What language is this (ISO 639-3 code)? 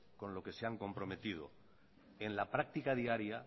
spa